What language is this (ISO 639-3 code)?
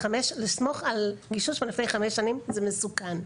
heb